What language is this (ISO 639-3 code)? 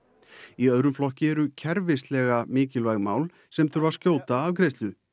isl